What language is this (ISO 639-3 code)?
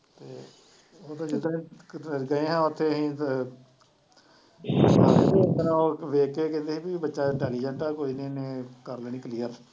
pan